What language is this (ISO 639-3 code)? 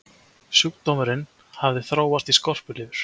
isl